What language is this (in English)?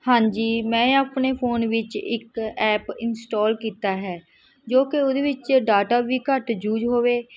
Punjabi